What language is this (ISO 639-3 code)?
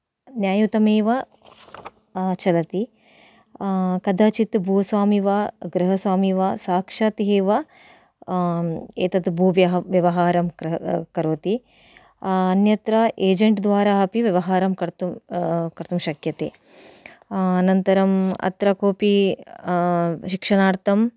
san